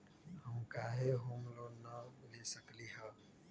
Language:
Magahi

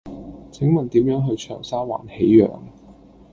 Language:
Cantonese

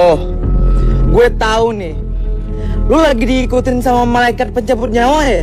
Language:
Indonesian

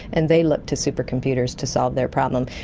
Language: English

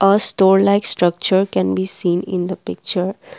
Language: English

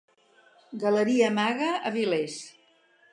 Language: Catalan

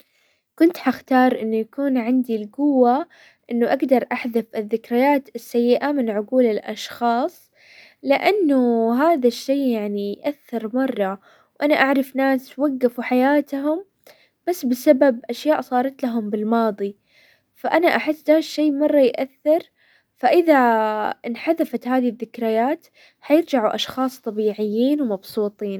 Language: Hijazi Arabic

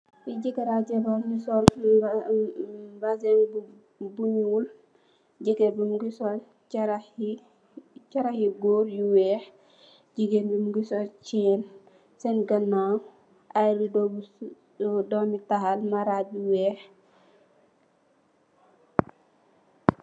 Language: Wolof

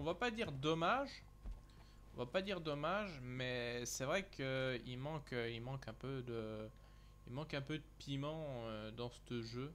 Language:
French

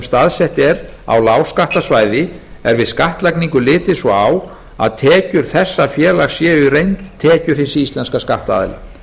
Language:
Icelandic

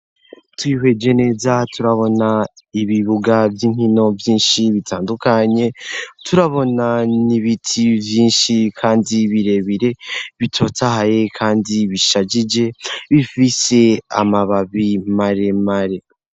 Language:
Rundi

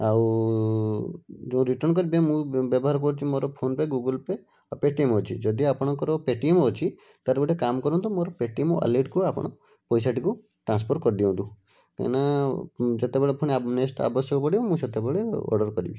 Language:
Odia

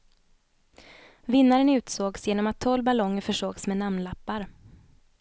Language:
Swedish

